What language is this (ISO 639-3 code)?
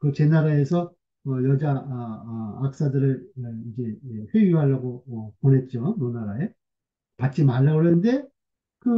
kor